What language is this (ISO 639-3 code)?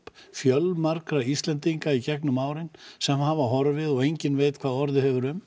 isl